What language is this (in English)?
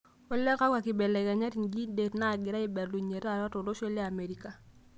Masai